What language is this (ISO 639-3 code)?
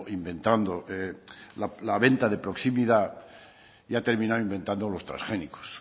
spa